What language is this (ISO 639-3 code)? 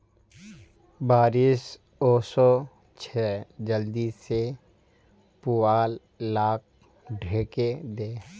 mag